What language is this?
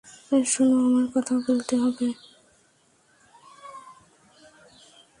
Bangla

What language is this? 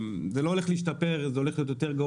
Hebrew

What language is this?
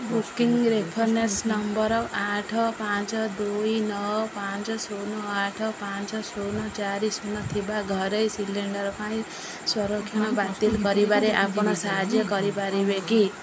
Odia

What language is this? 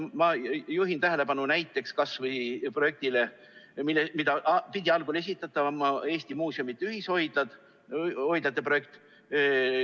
Estonian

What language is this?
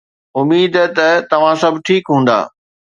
Sindhi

